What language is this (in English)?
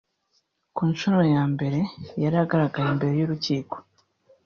Kinyarwanda